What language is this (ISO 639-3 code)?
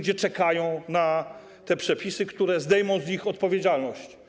pol